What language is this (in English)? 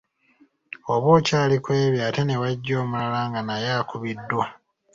Ganda